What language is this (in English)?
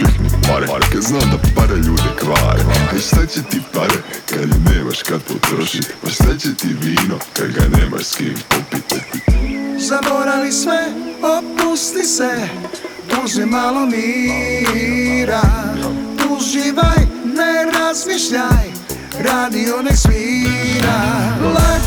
Croatian